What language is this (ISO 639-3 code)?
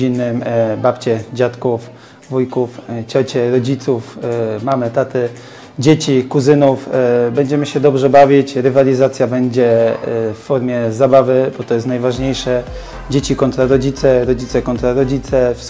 pol